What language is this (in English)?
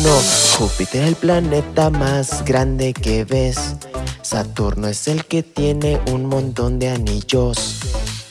Spanish